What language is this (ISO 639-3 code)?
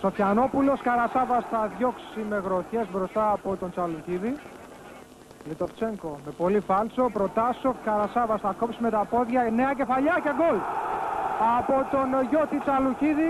ell